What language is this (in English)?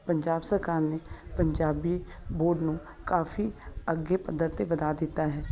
Punjabi